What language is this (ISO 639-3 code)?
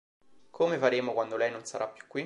ita